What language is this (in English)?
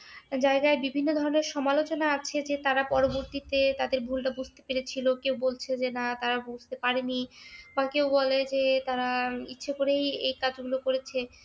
Bangla